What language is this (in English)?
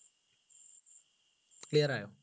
Malayalam